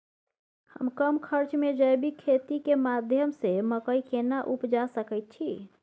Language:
Maithili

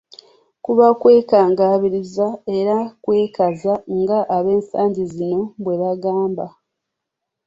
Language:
Ganda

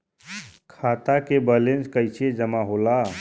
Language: Bhojpuri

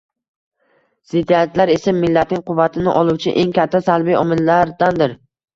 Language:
Uzbek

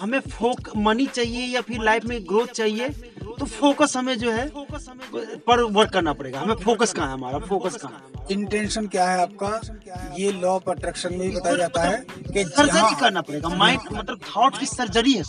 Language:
Hindi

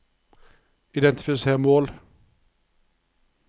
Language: Norwegian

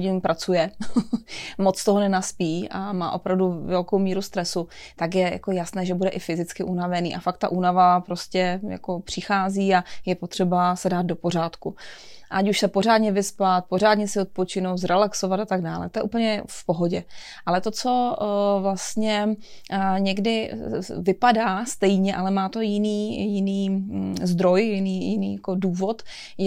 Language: Czech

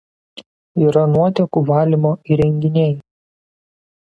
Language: Lithuanian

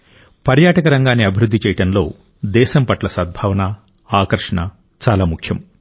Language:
Telugu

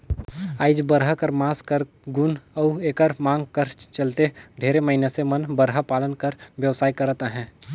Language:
Chhattisgarhi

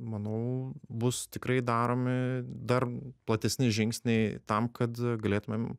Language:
Lithuanian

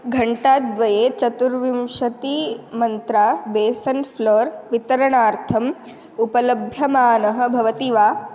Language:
Sanskrit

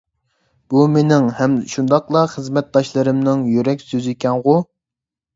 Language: Uyghur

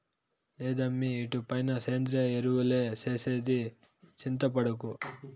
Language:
Telugu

